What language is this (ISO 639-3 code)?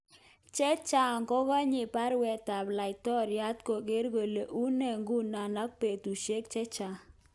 kln